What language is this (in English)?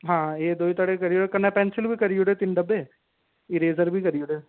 Dogri